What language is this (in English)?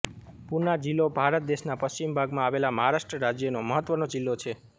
Gujarati